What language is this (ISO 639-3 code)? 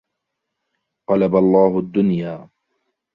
ara